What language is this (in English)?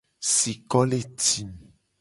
Gen